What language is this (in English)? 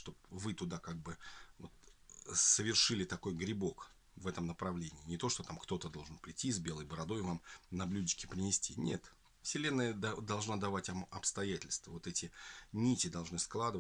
Russian